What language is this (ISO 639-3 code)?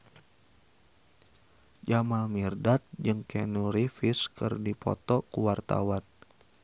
sun